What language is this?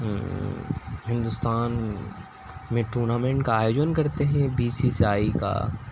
Urdu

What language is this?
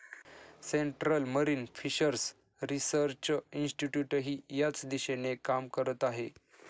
Marathi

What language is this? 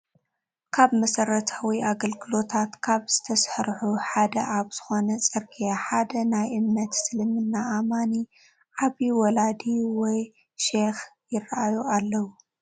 Tigrinya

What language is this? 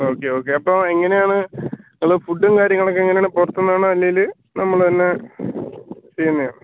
Malayalam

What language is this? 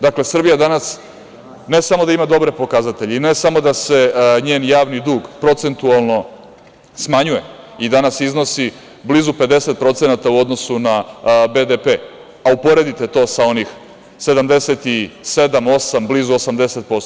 Serbian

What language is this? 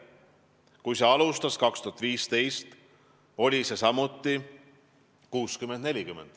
Estonian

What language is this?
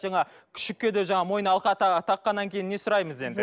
Kazakh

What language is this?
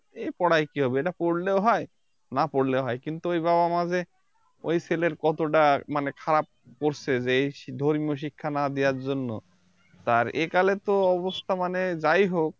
Bangla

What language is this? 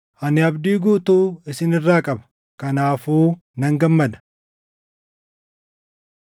Oromo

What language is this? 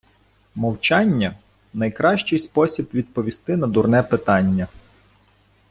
Ukrainian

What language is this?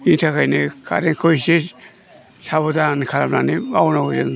Bodo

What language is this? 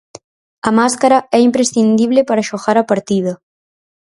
Galician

